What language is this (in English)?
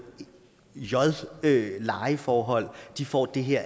Danish